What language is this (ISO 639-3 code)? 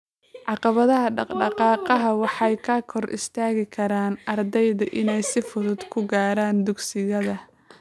som